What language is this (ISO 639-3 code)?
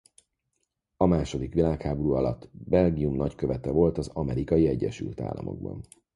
hun